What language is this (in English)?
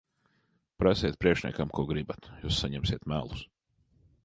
Latvian